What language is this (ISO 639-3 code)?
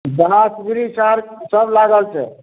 mai